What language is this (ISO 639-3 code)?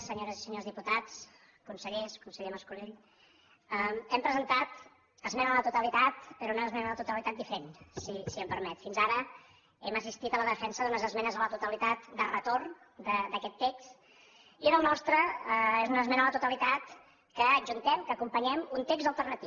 cat